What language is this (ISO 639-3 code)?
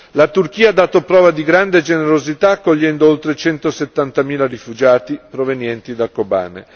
ita